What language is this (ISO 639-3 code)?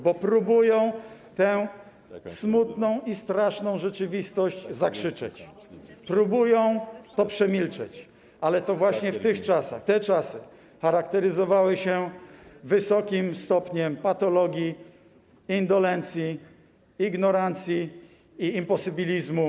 pol